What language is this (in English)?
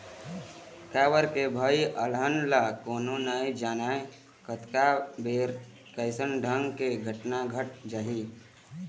Chhattisgarhi